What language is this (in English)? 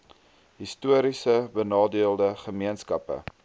Afrikaans